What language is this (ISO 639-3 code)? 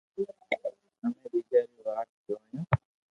lrk